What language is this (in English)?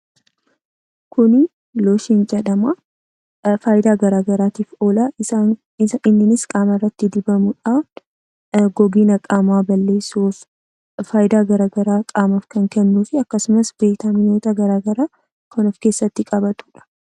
Oromo